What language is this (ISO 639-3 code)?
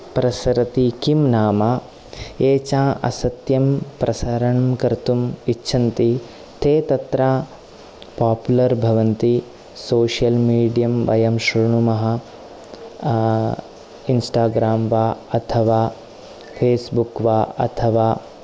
san